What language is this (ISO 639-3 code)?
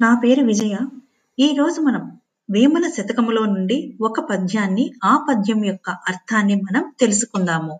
tel